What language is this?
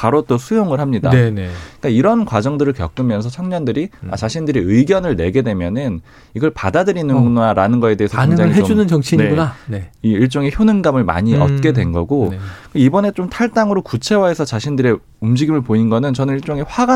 Korean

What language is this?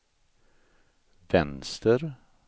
Swedish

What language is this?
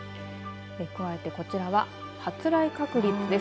Japanese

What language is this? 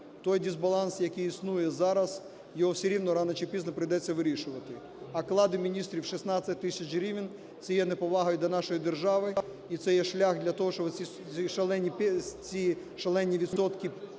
Ukrainian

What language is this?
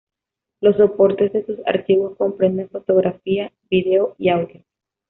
Spanish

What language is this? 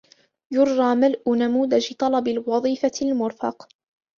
Arabic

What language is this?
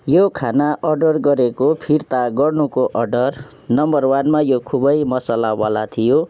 Nepali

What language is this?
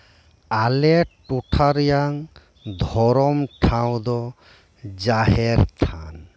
Santali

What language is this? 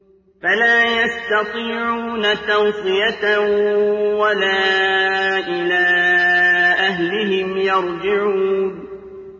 Arabic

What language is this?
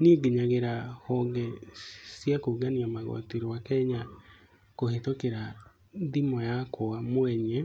Kikuyu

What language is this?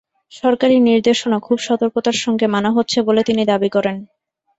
Bangla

